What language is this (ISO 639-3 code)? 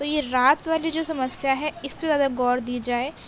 urd